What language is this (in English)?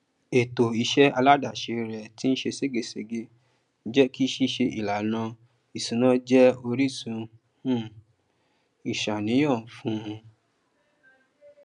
Yoruba